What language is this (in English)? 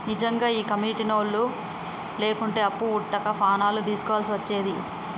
Telugu